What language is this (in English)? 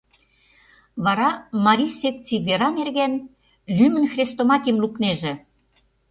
Mari